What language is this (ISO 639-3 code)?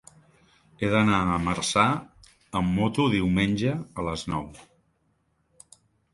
cat